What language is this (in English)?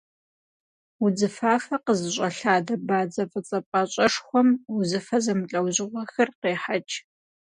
Kabardian